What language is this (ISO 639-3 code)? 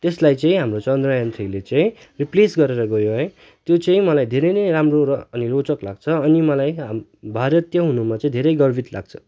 nep